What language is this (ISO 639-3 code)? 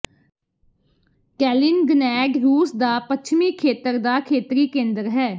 pan